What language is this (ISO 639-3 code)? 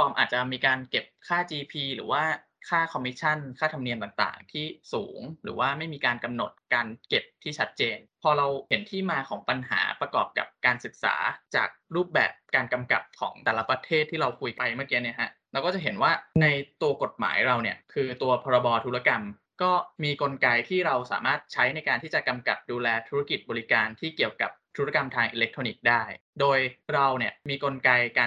tha